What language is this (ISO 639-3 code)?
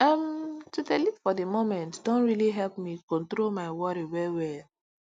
pcm